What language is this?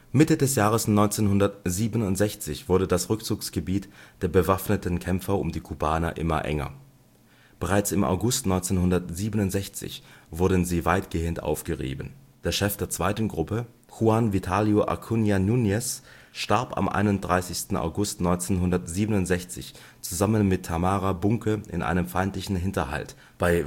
German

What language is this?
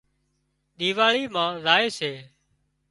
Wadiyara Koli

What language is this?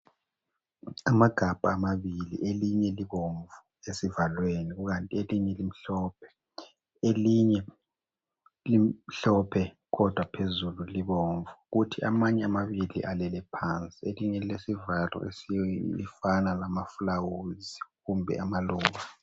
North Ndebele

